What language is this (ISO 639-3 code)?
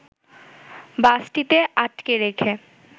ben